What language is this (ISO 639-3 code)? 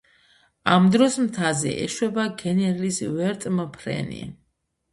kat